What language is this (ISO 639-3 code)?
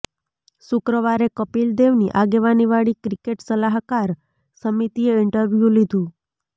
guj